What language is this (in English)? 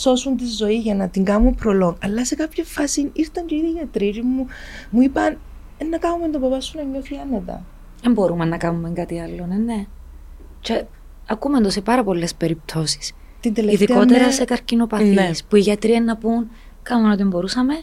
Greek